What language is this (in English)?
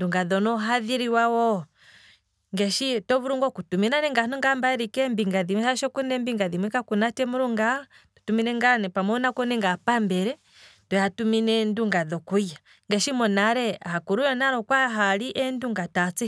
Kwambi